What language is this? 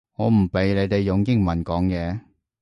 Cantonese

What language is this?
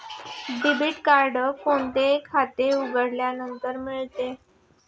Marathi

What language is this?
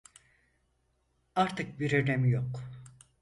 Turkish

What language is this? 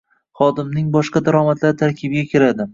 Uzbek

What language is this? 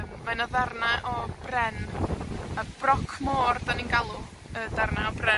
Welsh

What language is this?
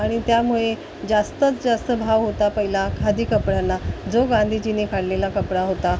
Marathi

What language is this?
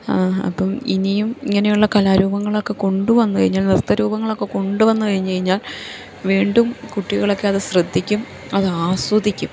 Malayalam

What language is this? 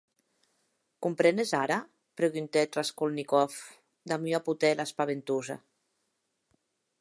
Occitan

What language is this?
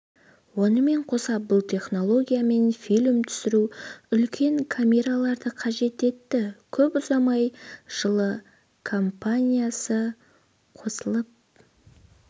Kazakh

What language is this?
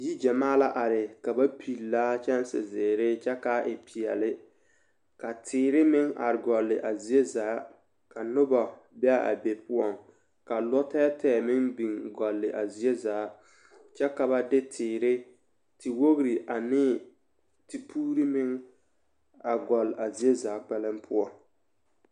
Southern Dagaare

